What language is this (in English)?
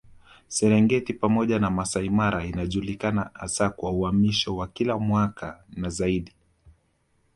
Swahili